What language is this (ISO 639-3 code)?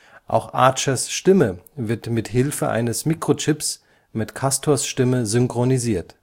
deu